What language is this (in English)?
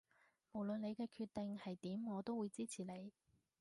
Cantonese